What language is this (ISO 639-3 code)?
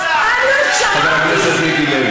heb